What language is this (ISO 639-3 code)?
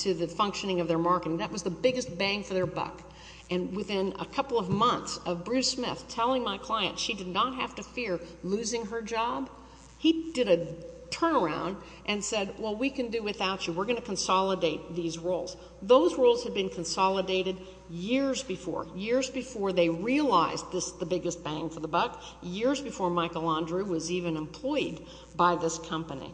eng